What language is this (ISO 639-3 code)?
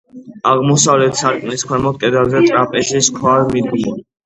kat